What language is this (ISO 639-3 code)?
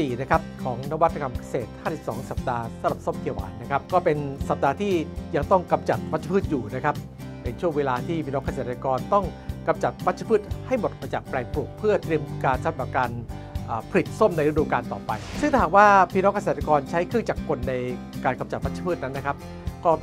tha